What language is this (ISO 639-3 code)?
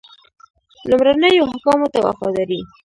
pus